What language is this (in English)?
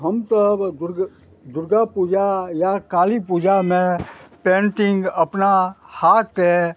Maithili